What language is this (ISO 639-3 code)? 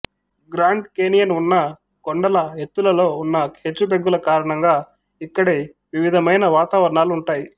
tel